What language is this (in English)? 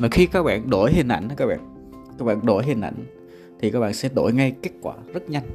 Vietnamese